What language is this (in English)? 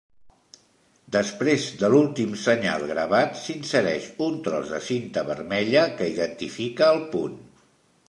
Catalan